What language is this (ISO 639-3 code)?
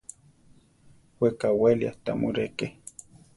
tar